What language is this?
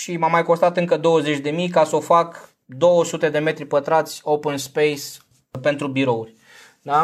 Romanian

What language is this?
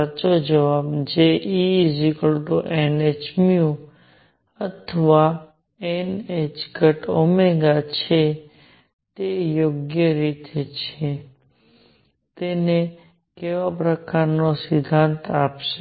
Gujarati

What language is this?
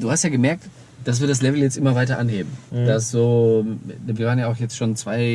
German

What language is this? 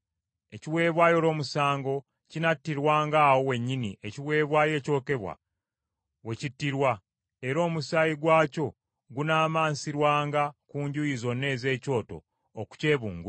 Ganda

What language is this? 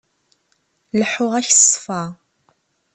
Kabyle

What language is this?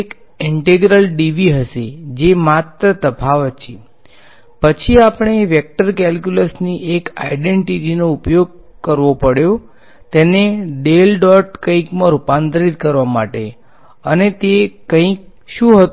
Gujarati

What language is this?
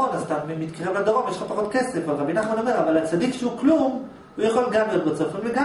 Hebrew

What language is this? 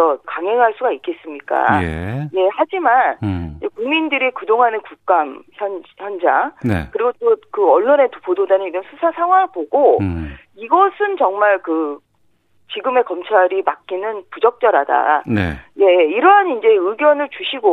Korean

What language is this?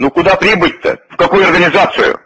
Russian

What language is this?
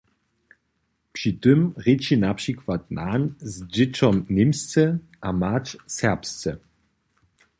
Upper Sorbian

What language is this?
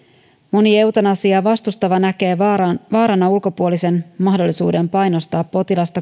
Finnish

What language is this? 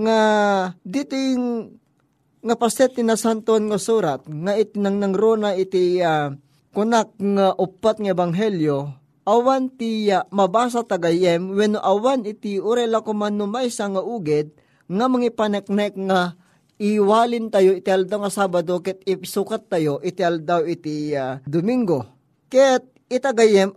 Filipino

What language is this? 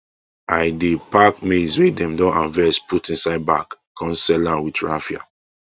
Nigerian Pidgin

